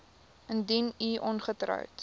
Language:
Afrikaans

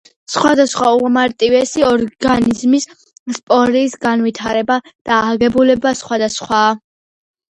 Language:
Georgian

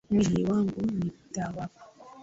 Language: Swahili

